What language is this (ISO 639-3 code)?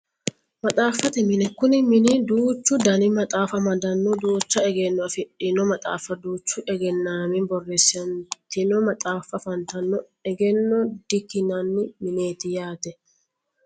sid